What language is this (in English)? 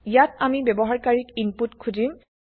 Assamese